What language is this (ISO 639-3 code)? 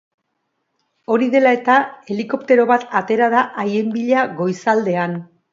eus